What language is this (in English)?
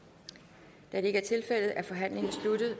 Danish